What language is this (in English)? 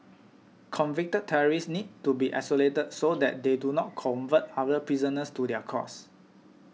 English